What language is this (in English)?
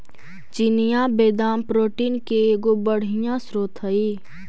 Magahi